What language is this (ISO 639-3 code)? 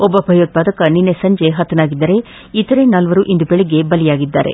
kan